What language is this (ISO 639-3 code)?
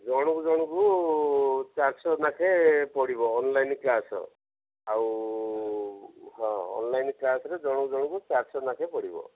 ori